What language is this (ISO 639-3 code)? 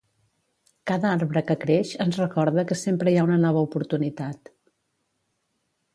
cat